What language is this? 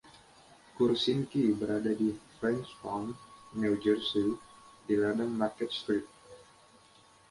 Indonesian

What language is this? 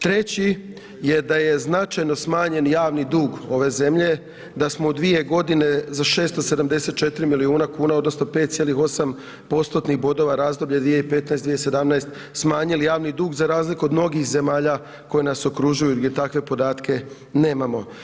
Croatian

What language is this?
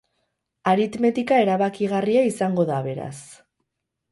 Basque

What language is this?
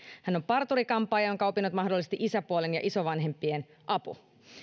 Finnish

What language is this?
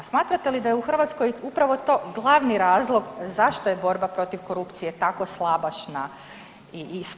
Croatian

